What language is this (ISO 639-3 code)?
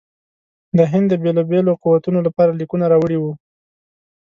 pus